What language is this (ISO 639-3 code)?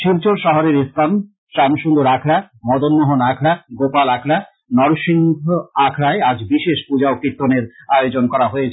ben